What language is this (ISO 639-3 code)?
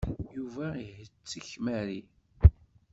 kab